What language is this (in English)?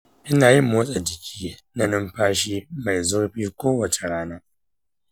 Hausa